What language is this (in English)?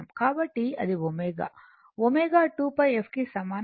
Telugu